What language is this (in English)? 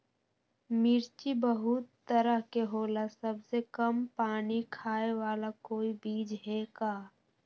Magahi